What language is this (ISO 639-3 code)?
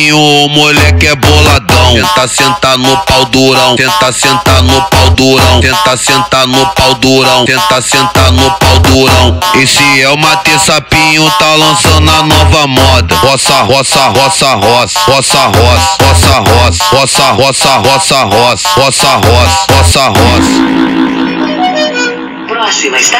por